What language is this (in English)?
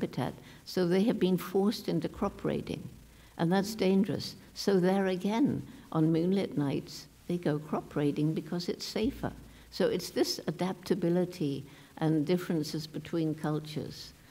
English